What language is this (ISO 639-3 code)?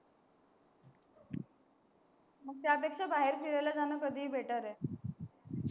mar